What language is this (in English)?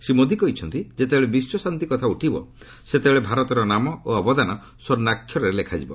Odia